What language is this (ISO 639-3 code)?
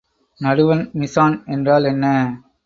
tam